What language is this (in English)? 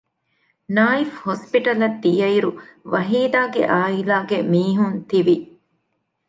Divehi